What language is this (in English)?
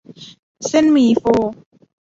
Thai